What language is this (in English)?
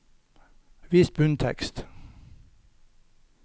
Norwegian